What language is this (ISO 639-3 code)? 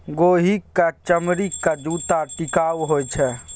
mai